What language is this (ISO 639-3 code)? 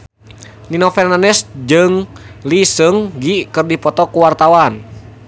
sun